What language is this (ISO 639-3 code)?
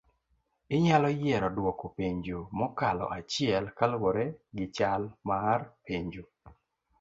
luo